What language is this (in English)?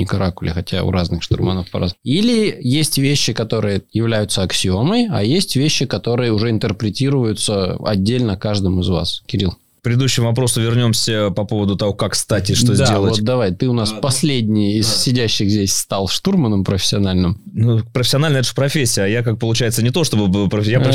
Russian